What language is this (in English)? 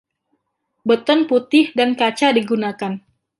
Indonesian